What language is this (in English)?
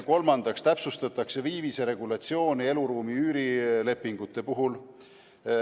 Estonian